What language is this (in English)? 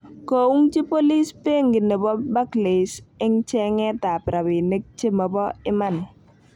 Kalenjin